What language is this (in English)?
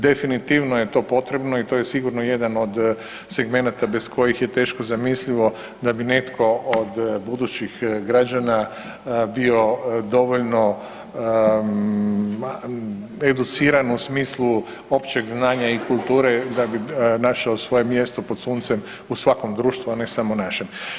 Croatian